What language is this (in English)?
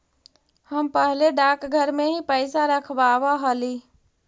Magahi